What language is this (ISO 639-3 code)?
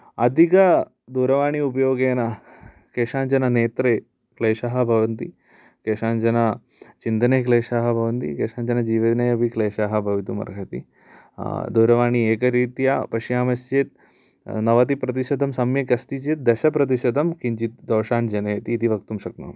san